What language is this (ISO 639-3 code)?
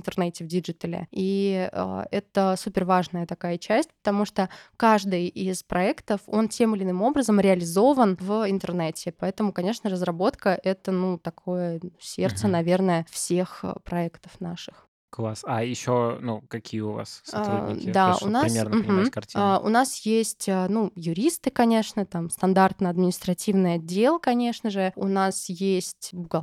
rus